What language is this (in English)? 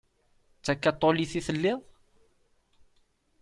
Kabyle